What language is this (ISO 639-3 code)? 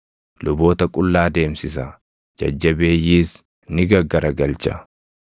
orm